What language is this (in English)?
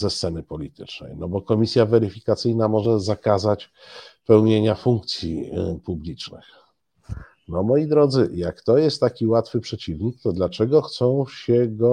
Polish